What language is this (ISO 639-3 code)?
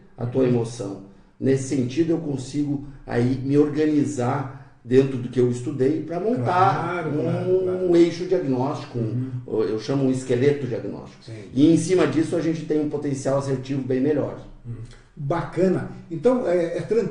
por